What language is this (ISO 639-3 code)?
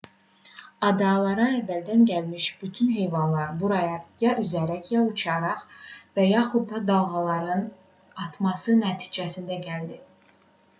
aze